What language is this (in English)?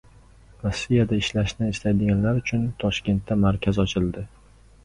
Uzbek